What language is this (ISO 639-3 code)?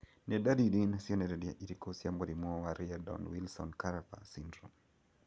kik